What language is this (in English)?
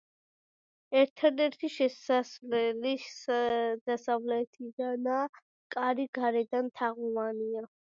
Georgian